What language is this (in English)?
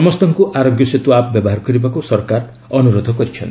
Odia